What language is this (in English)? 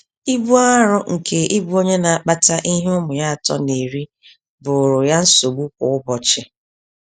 Igbo